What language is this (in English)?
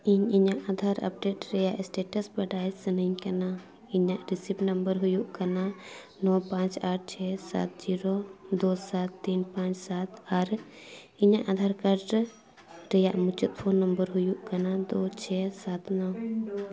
Santali